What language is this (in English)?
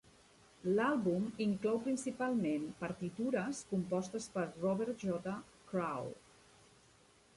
Catalan